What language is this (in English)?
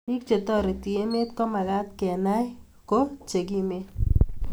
Kalenjin